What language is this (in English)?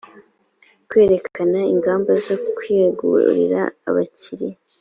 Kinyarwanda